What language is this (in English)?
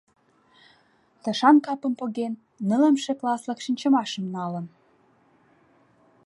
Mari